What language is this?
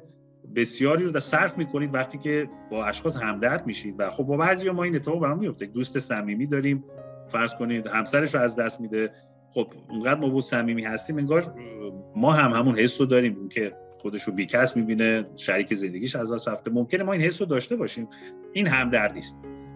Persian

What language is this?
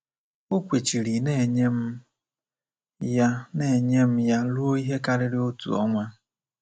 Igbo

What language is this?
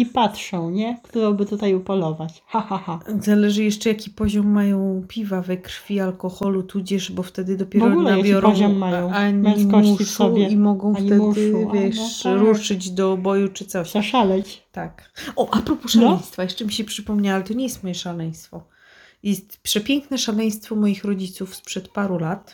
Polish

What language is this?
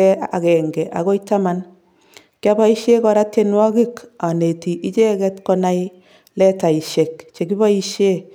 Kalenjin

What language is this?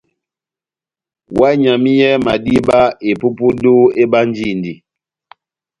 Batanga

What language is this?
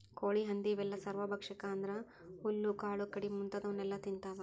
Kannada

